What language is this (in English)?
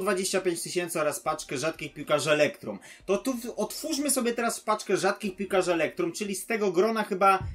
Polish